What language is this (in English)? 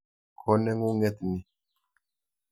Kalenjin